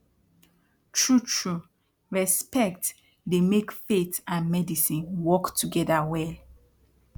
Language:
Nigerian Pidgin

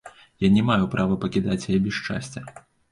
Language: Belarusian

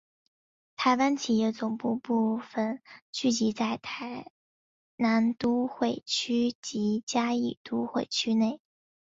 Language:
Chinese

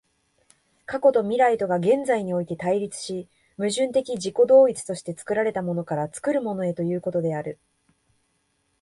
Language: Japanese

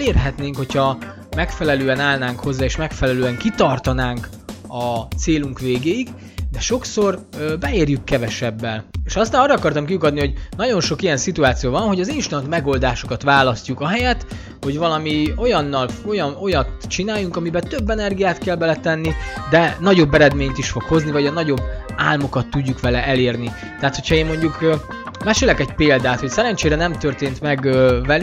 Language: Hungarian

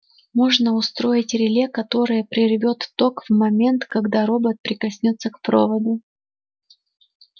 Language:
Russian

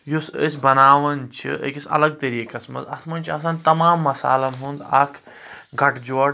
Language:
Kashmiri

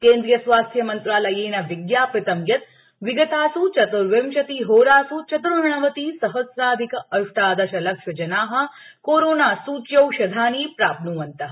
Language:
Sanskrit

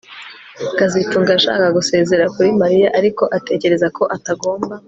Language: Kinyarwanda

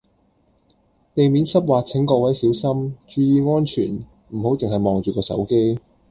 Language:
Cantonese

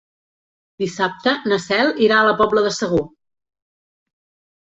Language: Catalan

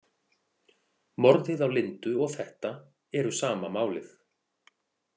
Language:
Icelandic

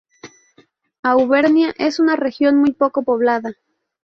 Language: Spanish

